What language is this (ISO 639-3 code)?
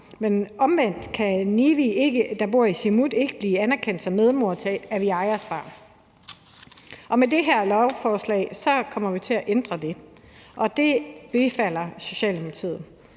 dan